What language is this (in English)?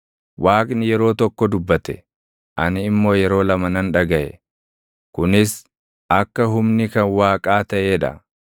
Oromo